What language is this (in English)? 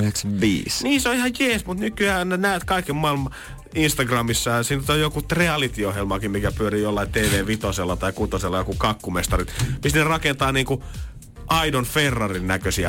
Finnish